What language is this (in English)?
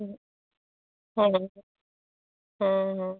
Santali